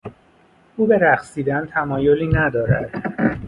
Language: Persian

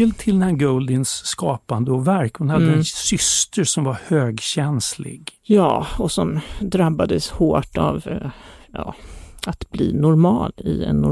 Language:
Swedish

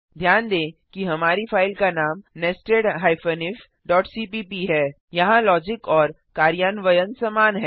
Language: Hindi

